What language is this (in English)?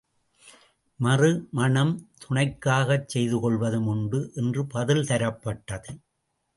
Tamil